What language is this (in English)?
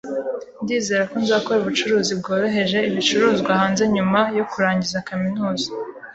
Kinyarwanda